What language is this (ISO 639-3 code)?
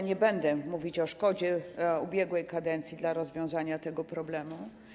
pol